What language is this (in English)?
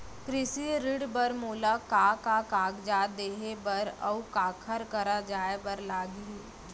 Chhattisgarhi